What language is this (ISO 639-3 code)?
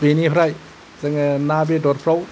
brx